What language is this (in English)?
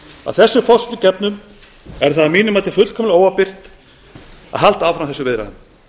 Icelandic